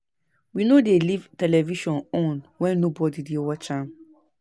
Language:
Nigerian Pidgin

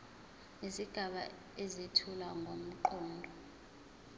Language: Zulu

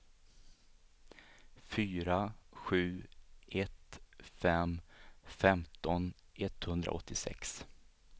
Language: Swedish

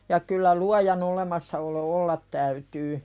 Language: Finnish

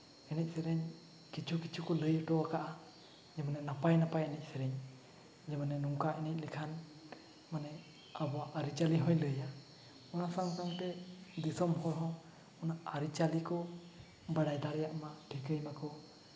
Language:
Santali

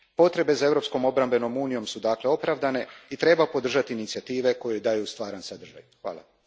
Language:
Croatian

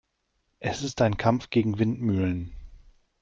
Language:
German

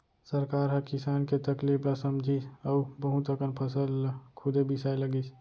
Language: Chhattisgarhi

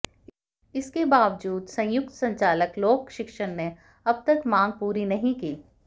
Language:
Hindi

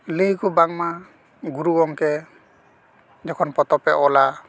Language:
Santali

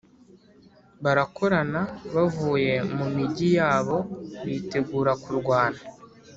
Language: Kinyarwanda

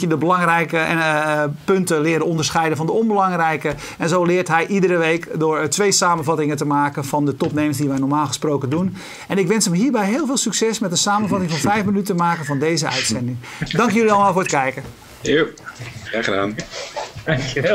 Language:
Dutch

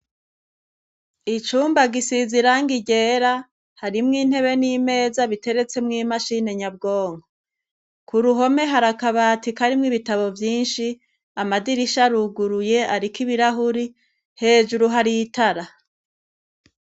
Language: Rundi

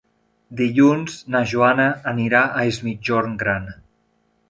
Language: Catalan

